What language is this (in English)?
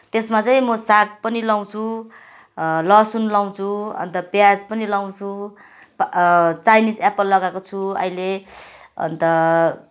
Nepali